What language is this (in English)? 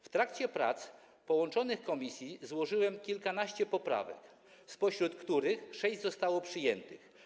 Polish